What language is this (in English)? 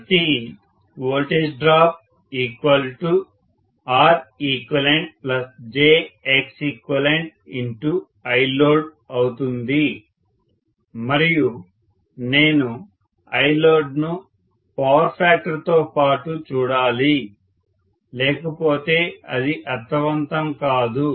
Telugu